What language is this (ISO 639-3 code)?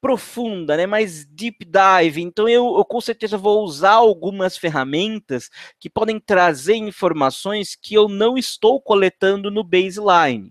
por